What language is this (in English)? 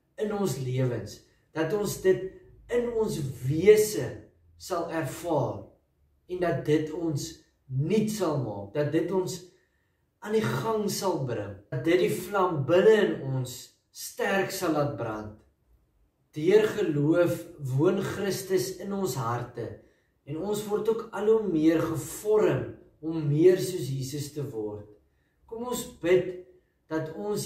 Dutch